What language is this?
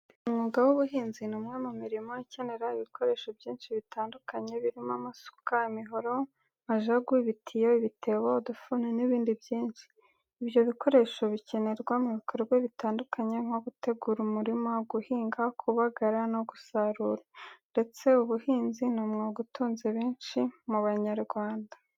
Kinyarwanda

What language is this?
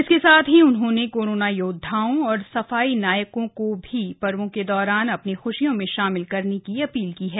Hindi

